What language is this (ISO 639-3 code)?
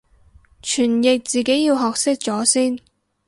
yue